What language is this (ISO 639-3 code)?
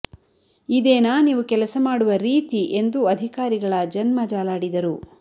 kan